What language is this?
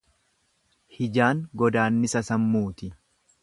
Oromo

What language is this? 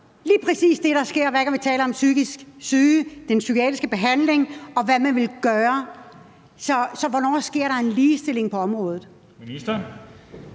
Danish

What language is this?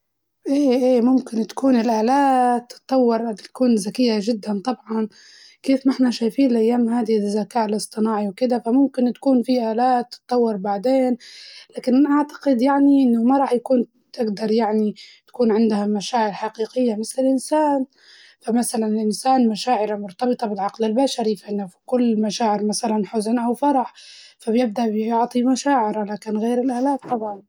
Libyan Arabic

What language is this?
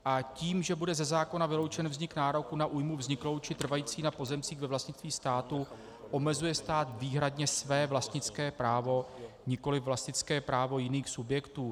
Czech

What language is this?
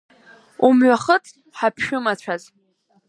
Abkhazian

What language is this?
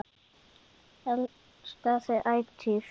Icelandic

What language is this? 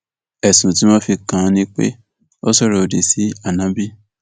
Yoruba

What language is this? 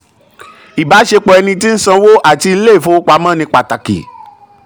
Yoruba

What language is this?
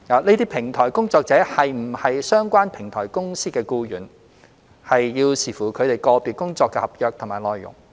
Cantonese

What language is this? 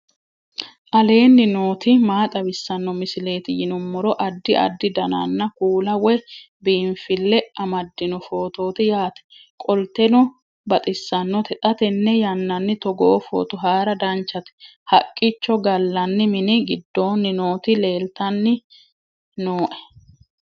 Sidamo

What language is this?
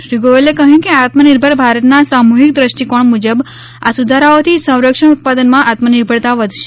Gujarati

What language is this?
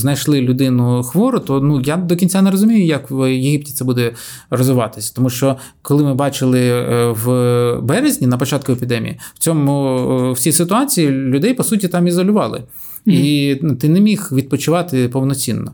Ukrainian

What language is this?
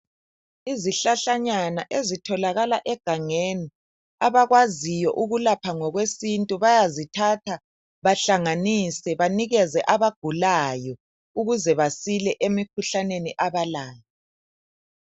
North Ndebele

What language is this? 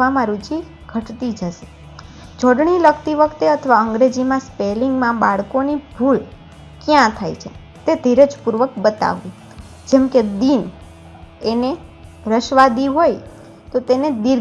Gujarati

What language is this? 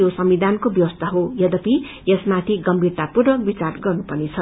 Nepali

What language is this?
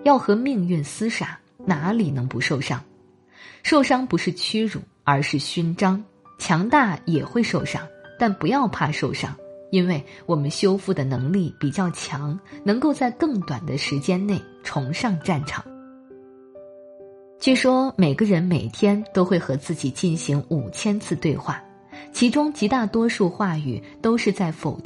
Chinese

